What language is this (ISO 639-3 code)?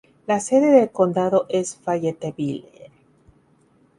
spa